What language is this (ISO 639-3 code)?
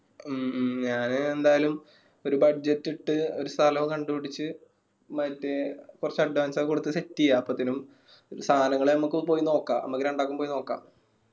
mal